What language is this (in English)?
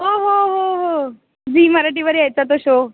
Marathi